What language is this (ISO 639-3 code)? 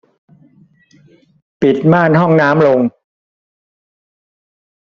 tha